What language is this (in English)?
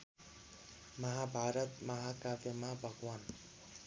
Nepali